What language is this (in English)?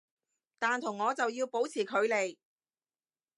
Cantonese